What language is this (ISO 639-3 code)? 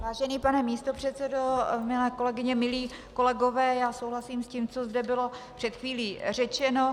ces